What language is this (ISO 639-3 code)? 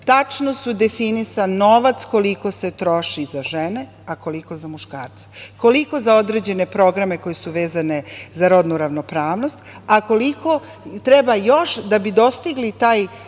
srp